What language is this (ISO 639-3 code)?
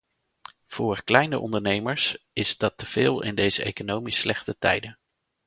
nld